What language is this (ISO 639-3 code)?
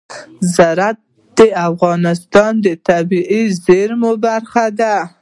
pus